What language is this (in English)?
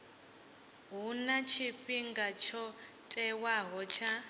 Venda